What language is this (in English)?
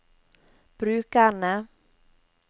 Norwegian